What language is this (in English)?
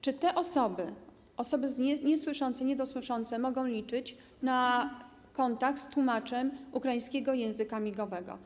Polish